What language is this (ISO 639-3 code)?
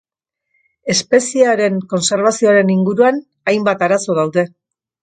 eus